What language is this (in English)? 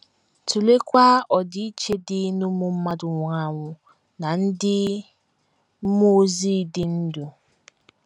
Igbo